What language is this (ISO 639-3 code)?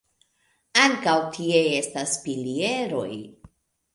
epo